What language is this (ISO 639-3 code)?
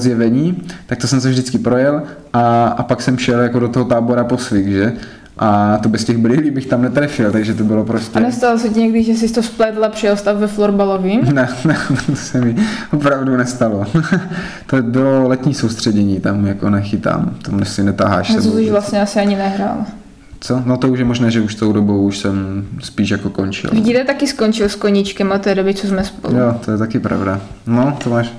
ces